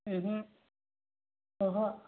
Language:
Bodo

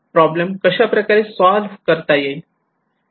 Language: Marathi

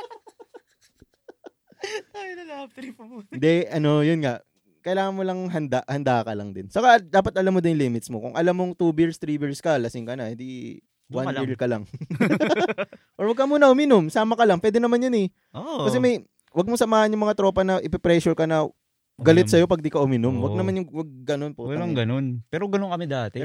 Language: Filipino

